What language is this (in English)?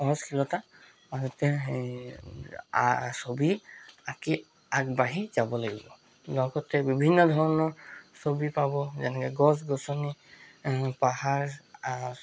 Assamese